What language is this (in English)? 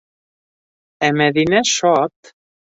Bashkir